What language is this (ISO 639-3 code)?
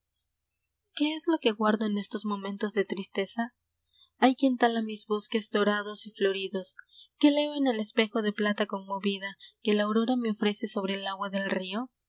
spa